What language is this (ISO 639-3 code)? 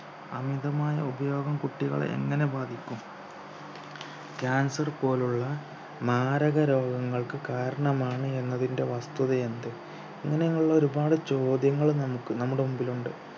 mal